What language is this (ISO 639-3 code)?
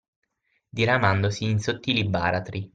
ita